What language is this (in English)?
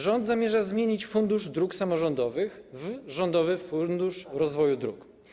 Polish